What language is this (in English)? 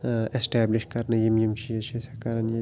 Kashmiri